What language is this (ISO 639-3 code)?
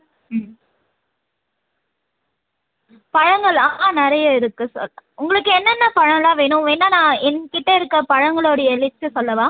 tam